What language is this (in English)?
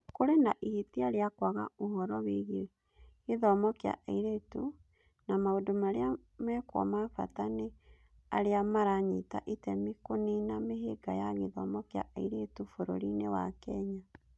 Kikuyu